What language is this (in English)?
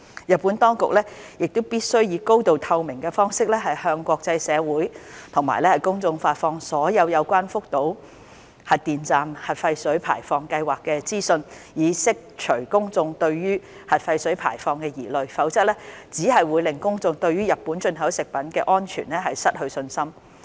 Cantonese